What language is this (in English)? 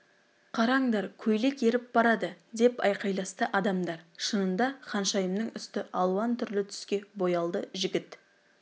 Kazakh